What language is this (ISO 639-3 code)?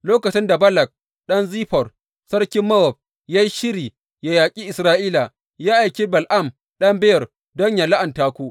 hau